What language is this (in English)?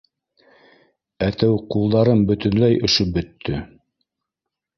Bashkir